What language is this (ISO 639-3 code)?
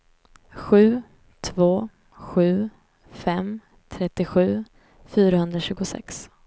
swe